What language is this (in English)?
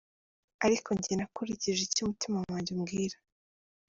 Kinyarwanda